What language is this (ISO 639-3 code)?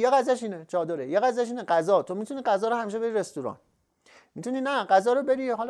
fas